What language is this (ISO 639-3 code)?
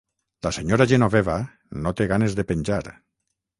cat